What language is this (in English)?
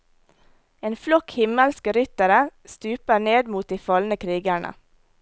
Norwegian